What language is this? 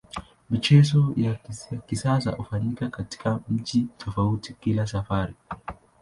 Swahili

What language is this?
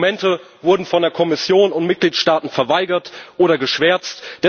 German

